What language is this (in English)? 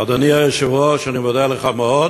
Hebrew